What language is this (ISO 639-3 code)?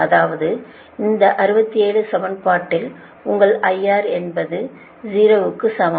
tam